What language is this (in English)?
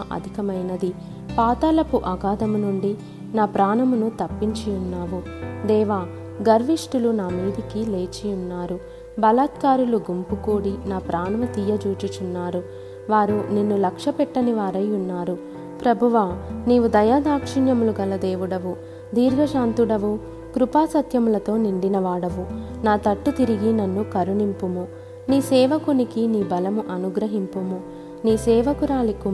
Telugu